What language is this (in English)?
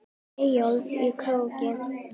Icelandic